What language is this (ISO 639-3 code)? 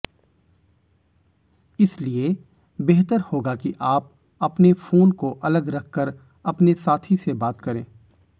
hin